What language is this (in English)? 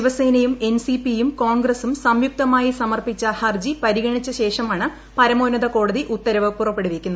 Malayalam